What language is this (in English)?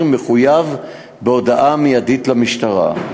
Hebrew